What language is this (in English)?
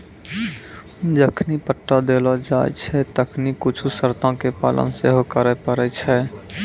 Maithili